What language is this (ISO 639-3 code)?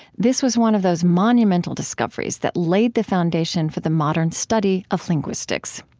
eng